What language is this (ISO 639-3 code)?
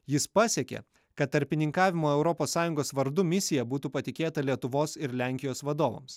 lit